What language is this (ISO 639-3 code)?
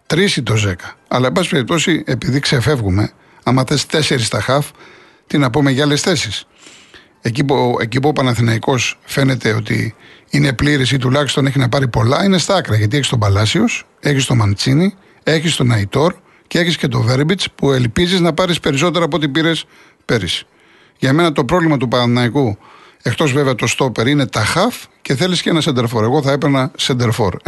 ell